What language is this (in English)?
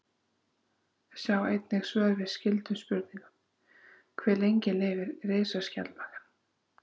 Icelandic